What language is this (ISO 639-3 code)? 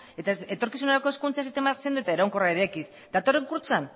eus